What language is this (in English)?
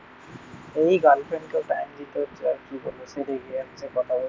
Bangla